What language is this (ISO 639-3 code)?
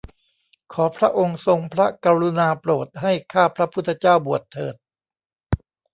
tha